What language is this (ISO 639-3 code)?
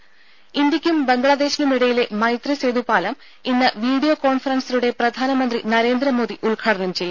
mal